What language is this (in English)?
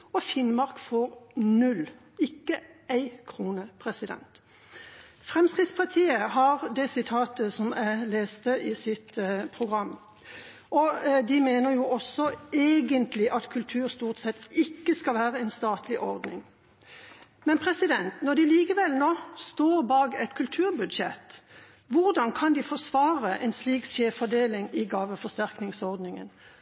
Norwegian Bokmål